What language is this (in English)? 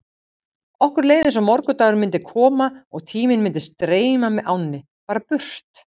Icelandic